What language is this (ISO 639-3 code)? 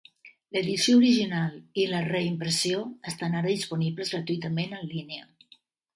cat